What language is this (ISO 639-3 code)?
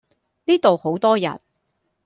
yue